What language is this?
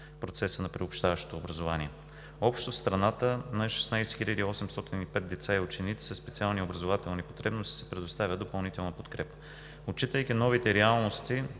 Bulgarian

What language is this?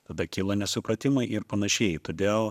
Lithuanian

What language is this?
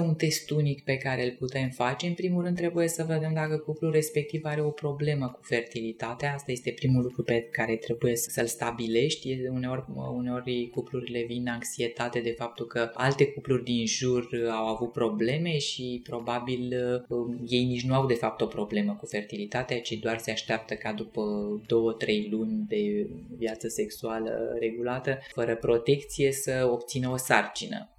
Romanian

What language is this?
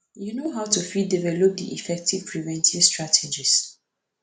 Nigerian Pidgin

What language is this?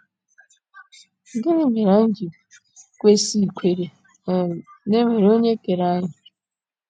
Igbo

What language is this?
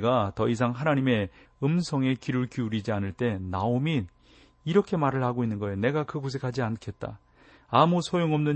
Korean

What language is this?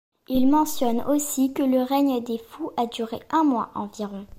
French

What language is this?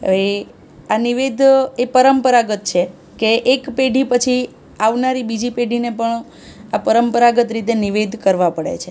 Gujarati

